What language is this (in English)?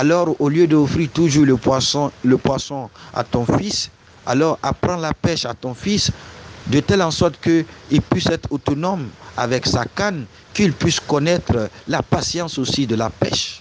French